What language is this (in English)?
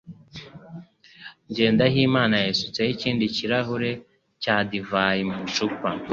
Kinyarwanda